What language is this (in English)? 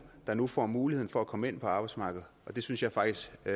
Danish